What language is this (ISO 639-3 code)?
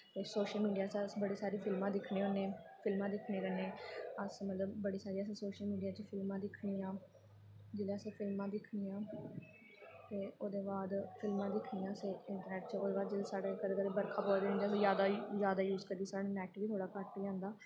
doi